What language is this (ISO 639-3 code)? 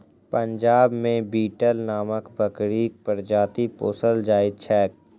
mai